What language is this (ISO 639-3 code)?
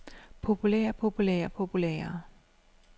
dan